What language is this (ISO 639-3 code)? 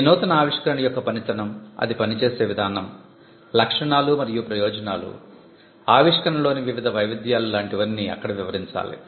tel